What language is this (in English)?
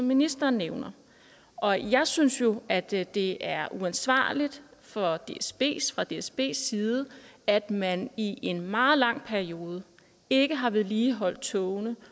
Danish